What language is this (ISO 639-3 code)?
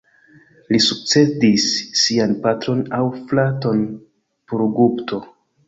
epo